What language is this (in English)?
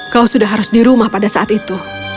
Indonesian